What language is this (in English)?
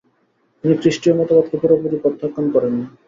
Bangla